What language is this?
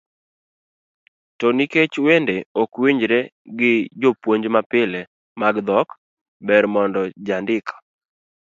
Luo (Kenya and Tanzania)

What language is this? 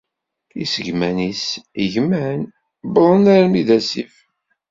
Kabyle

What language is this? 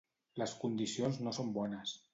Catalan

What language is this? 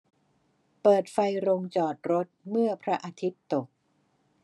Thai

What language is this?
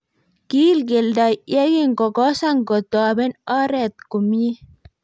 Kalenjin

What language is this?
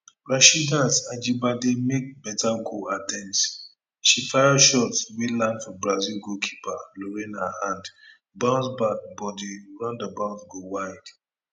Nigerian Pidgin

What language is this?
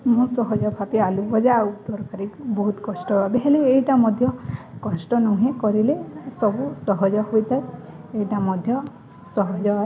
Odia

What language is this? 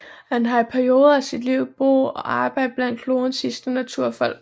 Danish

